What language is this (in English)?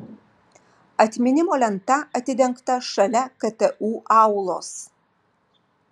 Lithuanian